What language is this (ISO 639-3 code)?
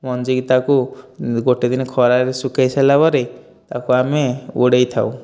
ori